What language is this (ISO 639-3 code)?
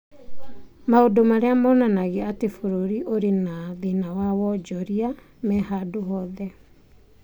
kik